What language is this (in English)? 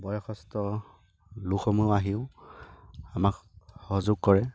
Assamese